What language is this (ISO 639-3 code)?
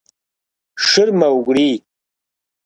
kbd